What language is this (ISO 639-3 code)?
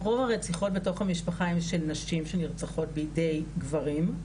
heb